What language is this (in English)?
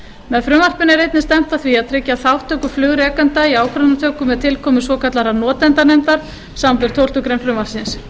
Icelandic